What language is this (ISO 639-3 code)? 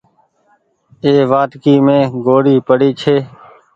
gig